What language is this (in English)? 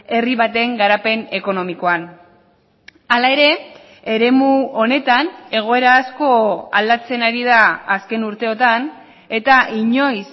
Basque